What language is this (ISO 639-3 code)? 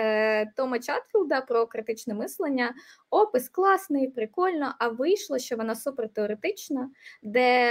ukr